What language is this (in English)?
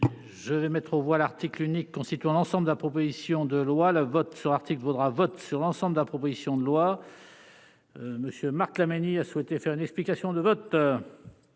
French